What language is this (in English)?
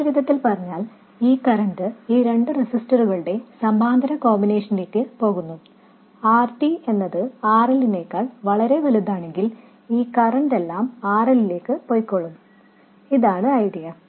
Malayalam